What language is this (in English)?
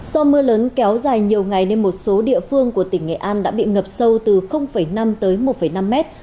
Vietnamese